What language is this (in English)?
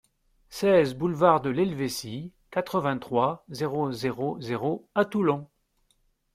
French